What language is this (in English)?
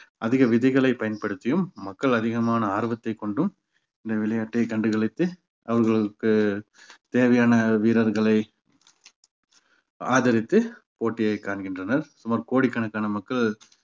Tamil